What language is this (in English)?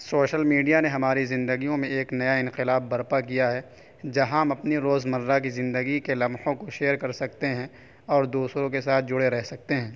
Urdu